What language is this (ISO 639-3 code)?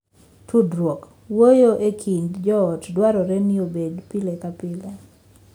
luo